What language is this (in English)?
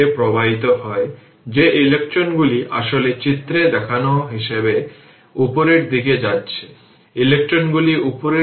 Bangla